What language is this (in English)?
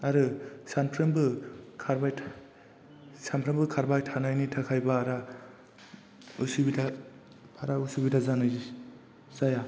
Bodo